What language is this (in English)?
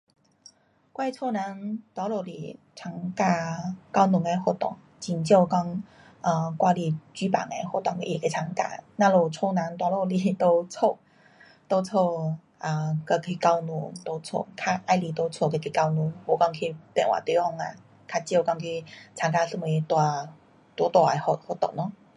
Pu-Xian Chinese